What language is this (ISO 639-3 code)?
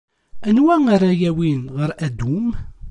kab